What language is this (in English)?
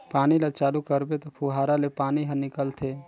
Chhattisgarhi